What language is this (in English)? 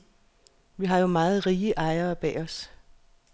Danish